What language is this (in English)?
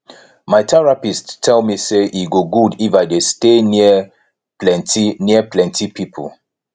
Nigerian Pidgin